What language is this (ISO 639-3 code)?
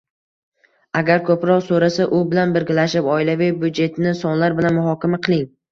uzb